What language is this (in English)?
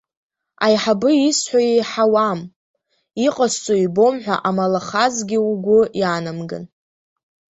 Abkhazian